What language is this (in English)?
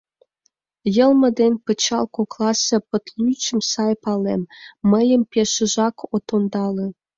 Mari